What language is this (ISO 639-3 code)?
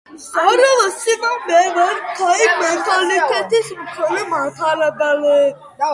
kat